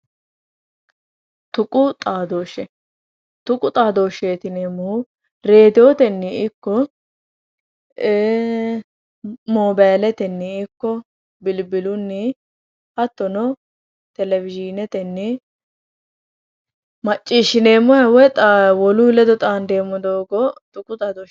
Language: Sidamo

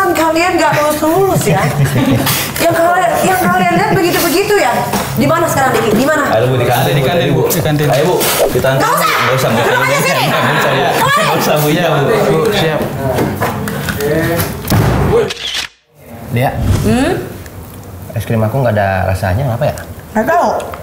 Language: Indonesian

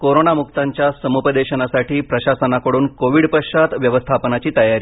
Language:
Marathi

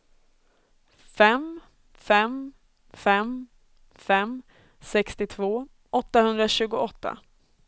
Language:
Swedish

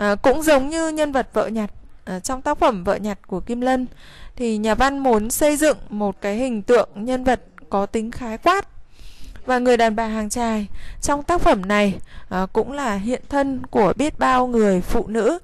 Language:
Vietnamese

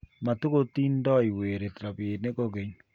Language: Kalenjin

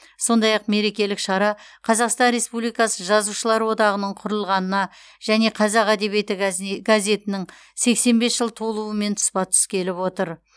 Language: Kazakh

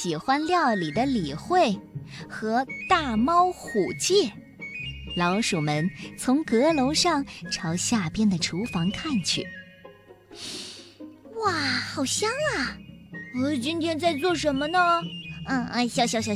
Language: Chinese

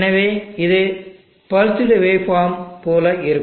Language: Tamil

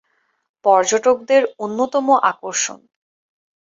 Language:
Bangla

